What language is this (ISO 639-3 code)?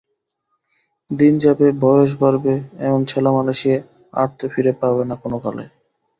ben